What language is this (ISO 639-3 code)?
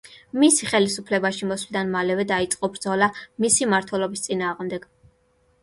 kat